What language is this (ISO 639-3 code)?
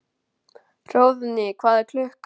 isl